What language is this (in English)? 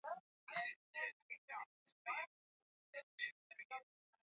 Swahili